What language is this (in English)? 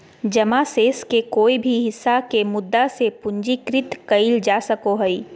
Magahi